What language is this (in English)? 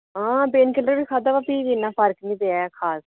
Dogri